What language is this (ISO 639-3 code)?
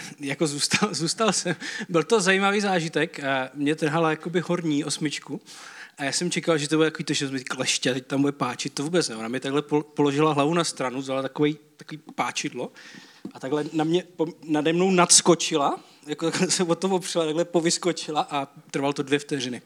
ces